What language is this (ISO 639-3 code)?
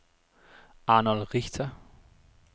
dan